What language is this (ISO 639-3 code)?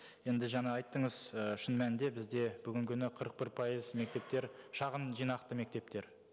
kaz